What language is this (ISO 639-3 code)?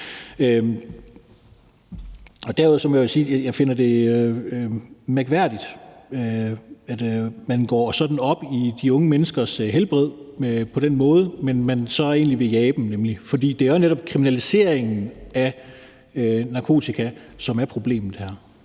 dan